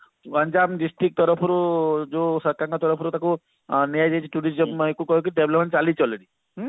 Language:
Odia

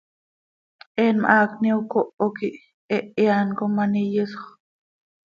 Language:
Seri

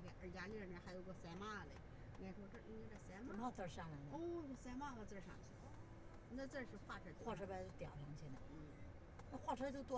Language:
Chinese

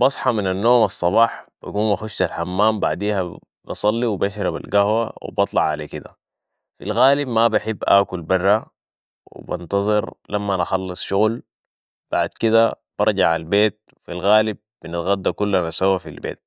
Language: Sudanese Arabic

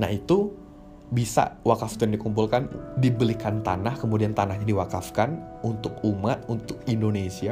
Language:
Indonesian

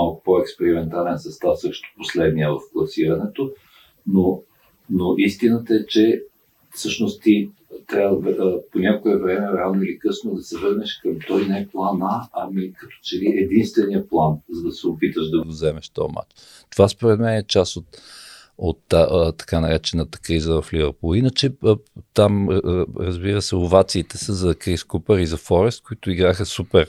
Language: Bulgarian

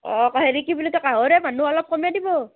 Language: Assamese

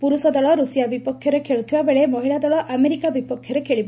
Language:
Odia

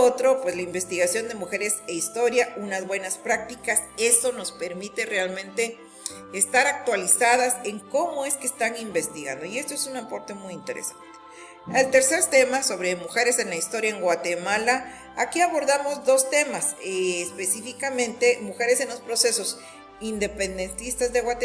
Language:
Spanish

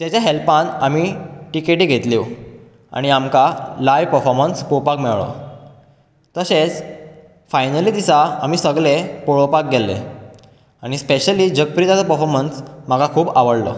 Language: Konkani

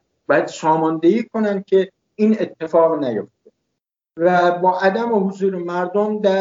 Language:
Persian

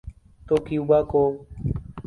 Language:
Urdu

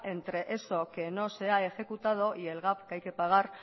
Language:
Spanish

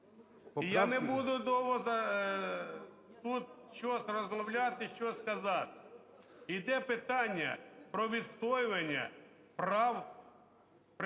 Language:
Ukrainian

